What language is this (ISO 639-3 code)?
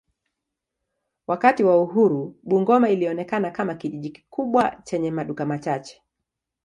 swa